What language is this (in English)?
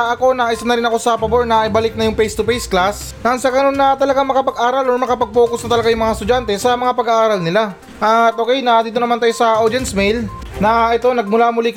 Filipino